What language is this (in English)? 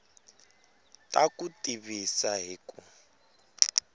Tsonga